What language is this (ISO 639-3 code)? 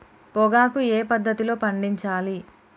tel